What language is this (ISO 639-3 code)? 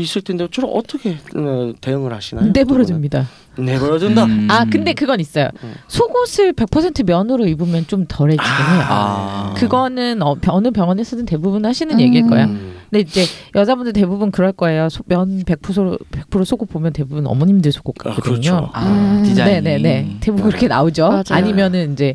kor